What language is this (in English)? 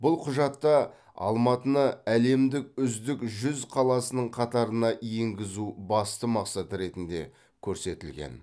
Kazakh